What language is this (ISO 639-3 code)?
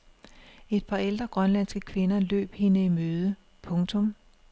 dan